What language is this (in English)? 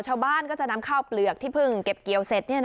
Thai